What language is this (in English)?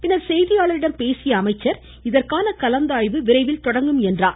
Tamil